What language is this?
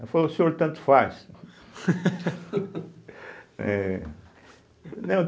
Portuguese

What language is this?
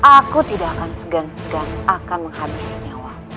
Indonesian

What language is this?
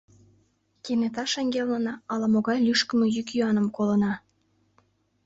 Mari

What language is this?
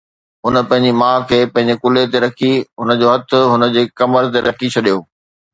Sindhi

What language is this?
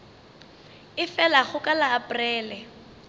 Northern Sotho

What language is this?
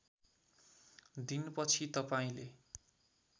Nepali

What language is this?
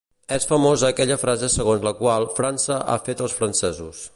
Catalan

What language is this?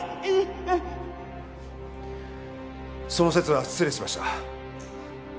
Japanese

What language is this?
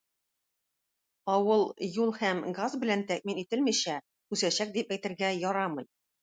Tatar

